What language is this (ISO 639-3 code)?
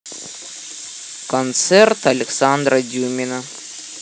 rus